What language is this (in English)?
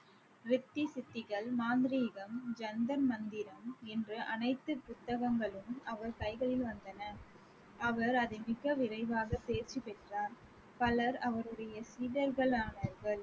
Tamil